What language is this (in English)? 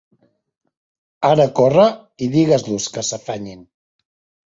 Catalan